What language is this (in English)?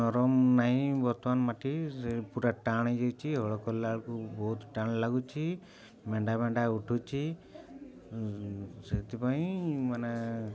Odia